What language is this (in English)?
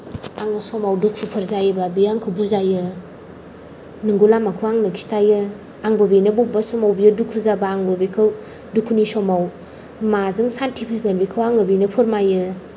Bodo